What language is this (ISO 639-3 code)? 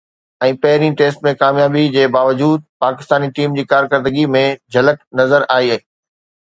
snd